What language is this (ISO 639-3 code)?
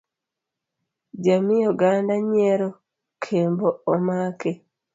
luo